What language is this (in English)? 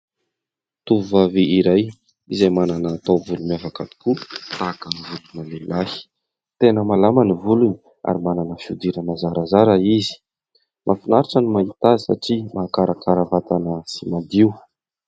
Malagasy